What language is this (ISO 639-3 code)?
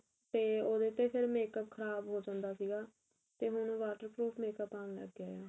pan